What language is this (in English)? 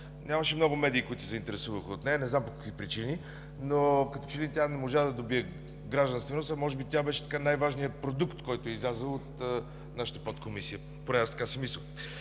Bulgarian